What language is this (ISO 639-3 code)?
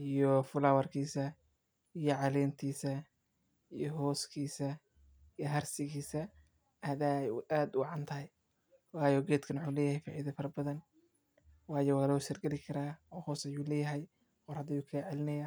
som